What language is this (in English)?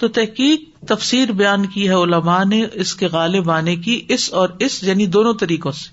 Urdu